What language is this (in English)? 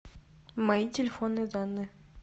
Russian